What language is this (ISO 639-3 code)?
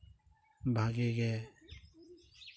sat